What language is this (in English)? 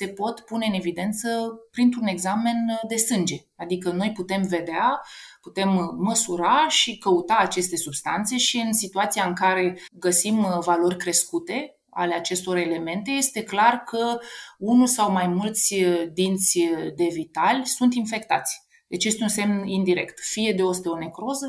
Romanian